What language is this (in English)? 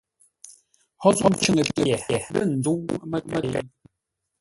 Ngombale